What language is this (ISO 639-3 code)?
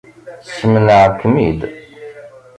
kab